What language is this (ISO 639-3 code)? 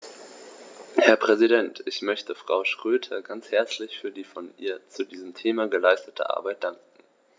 deu